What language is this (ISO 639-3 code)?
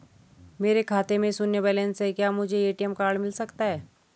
hin